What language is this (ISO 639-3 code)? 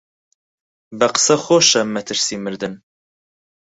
ckb